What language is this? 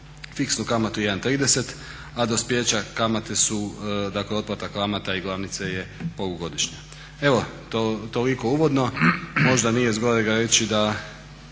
Croatian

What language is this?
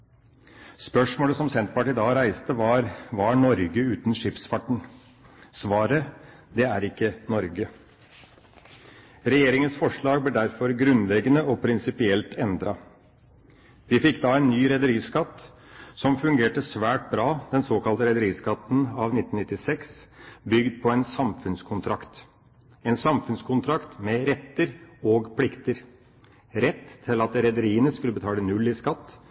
Norwegian Bokmål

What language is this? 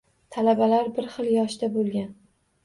Uzbek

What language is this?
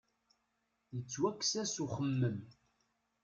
Kabyle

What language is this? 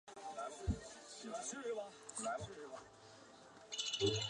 Chinese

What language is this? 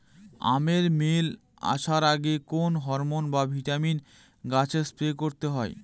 Bangla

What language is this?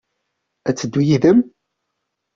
Kabyle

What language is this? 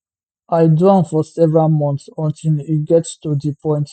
Nigerian Pidgin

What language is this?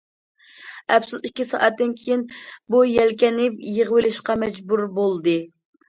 Uyghur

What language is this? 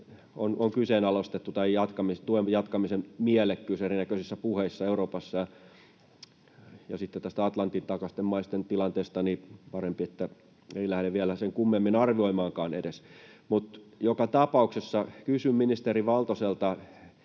Finnish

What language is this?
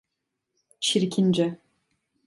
Turkish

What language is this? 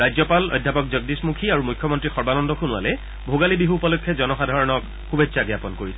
Assamese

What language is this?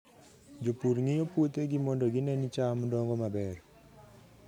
Luo (Kenya and Tanzania)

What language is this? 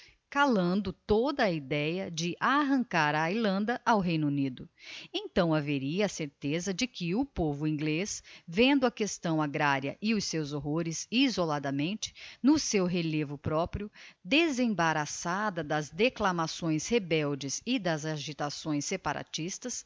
Portuguese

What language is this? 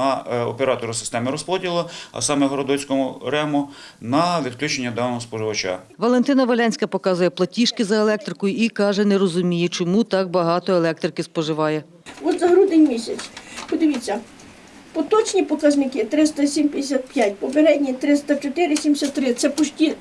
Ukrainian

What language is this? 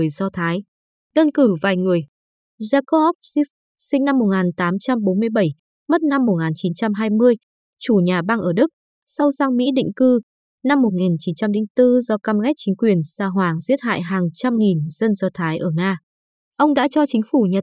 Vietnamese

